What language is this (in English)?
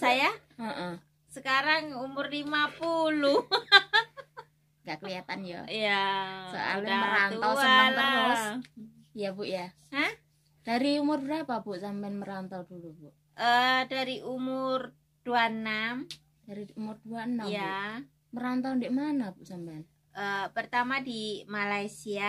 Indonesian